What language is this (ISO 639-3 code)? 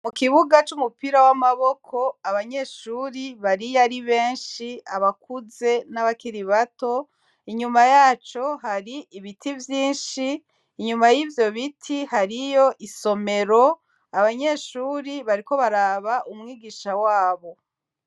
run